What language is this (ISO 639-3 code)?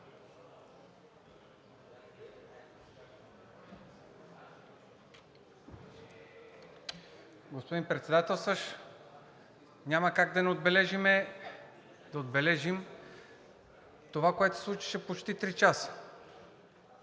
bul